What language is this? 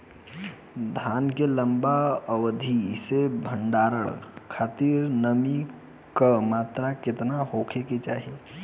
Bhojpuri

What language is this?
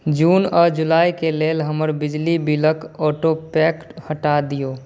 Maithili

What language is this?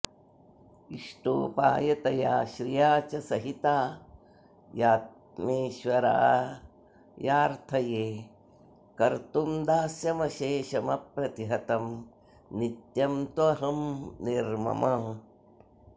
Sanskrit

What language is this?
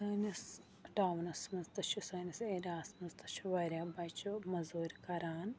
Kashmiri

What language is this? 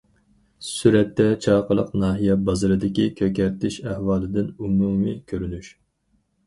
Uyghur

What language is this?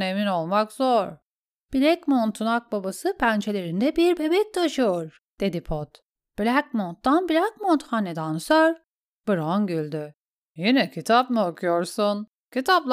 Turkish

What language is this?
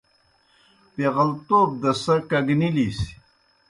Kohistani Shina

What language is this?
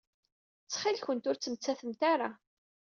Kabyle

